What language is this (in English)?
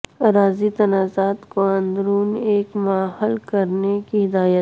Urdu